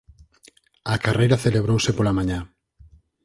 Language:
Galician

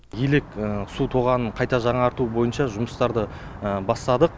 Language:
Kazakh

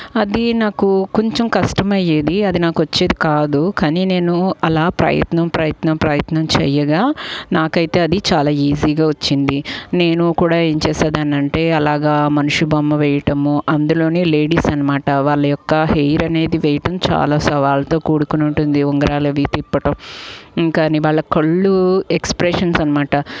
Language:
Telugu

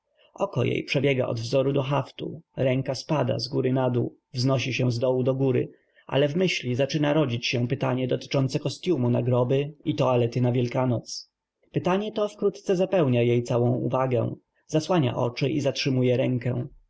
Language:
Polish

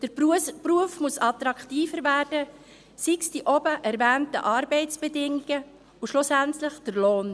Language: Swiss German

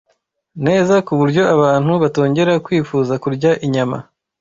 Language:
Kinyarwanda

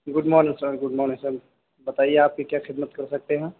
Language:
Urdu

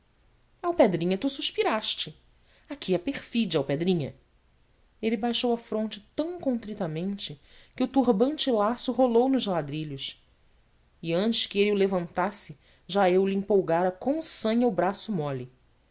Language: Portuguese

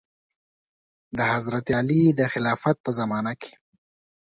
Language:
Pashto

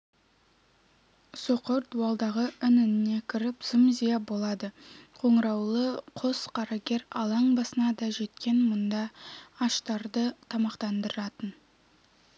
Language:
Kazakh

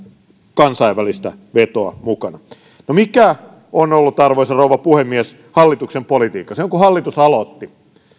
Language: Finnish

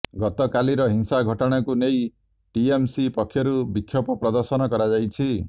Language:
Odia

